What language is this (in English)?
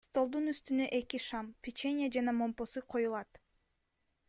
Kyrgyz